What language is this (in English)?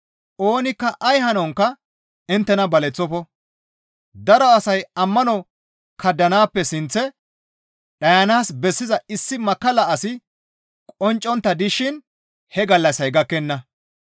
Gamo